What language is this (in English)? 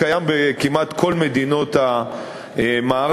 Hebrew